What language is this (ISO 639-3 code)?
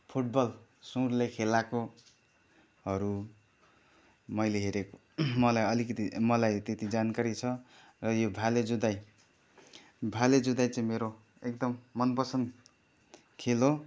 nep